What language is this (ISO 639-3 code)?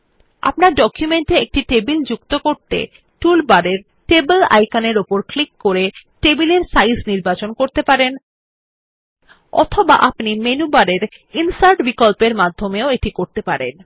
ben